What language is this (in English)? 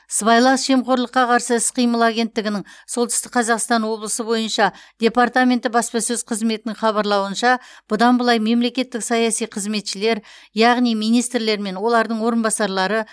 Kazakh